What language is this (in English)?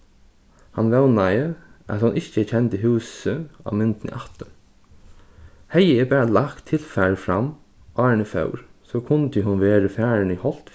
Faroese